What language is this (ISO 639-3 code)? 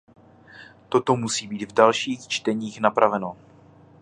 ces